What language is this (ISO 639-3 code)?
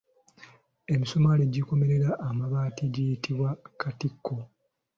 lug